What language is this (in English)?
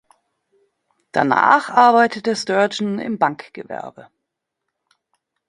German